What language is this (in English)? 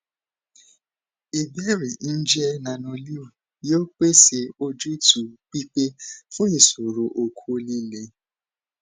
Yoruba